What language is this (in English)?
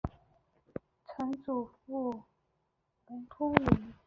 Chinese